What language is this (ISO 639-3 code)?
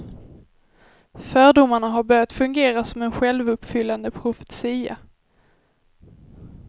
swe